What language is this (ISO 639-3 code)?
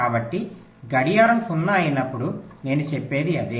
tel